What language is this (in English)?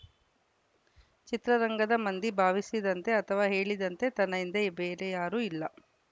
Kannada